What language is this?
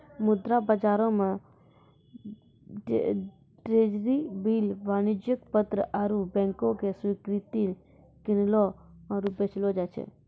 Maithili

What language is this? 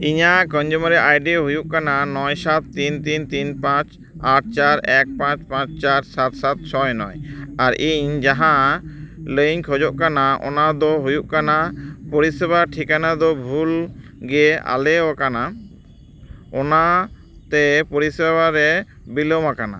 Santali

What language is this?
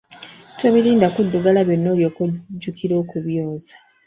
Ganda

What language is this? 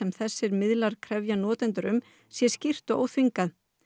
Icelandic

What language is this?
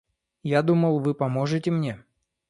Russian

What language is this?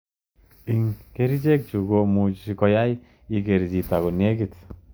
Kalenjin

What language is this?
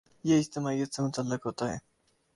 Urdu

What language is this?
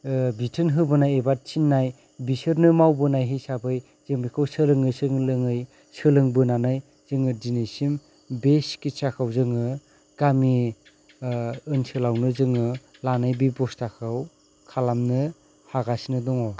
Bodo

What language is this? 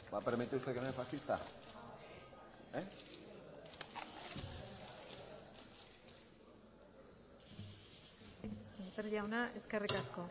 Spanish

